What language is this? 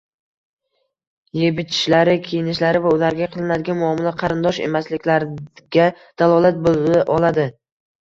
Uzbek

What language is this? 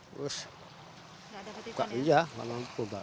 Indonesian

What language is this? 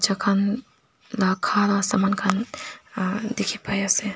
Naga Pidgin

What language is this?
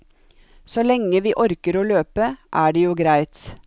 Norwegian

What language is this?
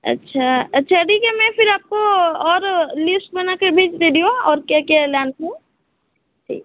Hindi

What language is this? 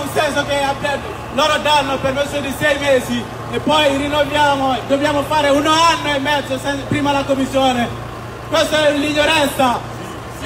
Italian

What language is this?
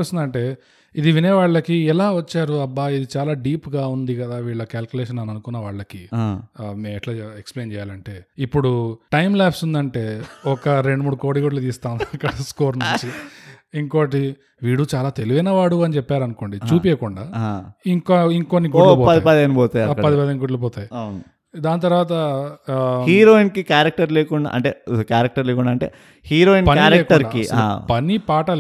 Telugu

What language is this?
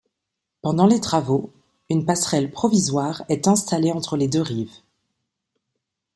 French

